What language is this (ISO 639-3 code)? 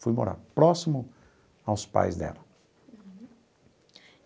por